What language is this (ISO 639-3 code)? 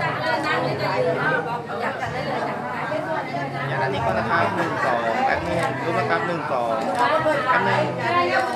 tha